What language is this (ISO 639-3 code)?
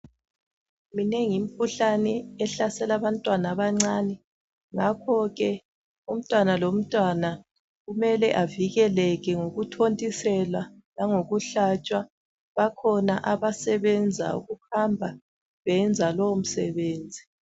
nde